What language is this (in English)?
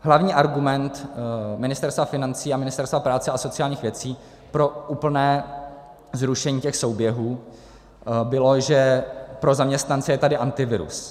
Czech